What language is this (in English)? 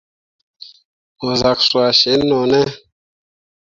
Mundang